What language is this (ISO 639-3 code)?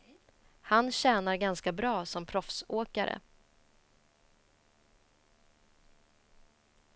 swe